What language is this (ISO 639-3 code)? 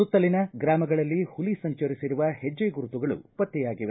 kan